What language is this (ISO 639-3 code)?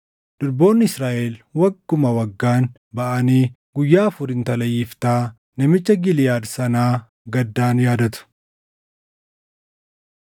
orm